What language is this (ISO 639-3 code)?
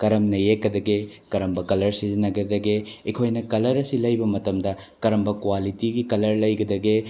mni